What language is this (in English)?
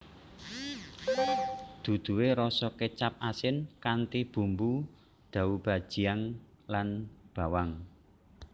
Javanese